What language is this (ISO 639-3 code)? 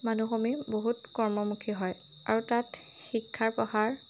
asm